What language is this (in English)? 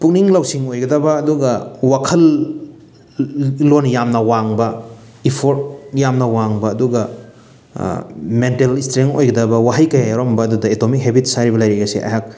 Manipuri